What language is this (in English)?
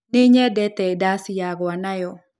Kikuyu